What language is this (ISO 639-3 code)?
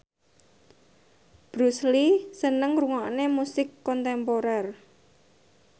jav